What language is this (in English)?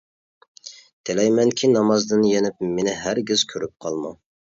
Uyghur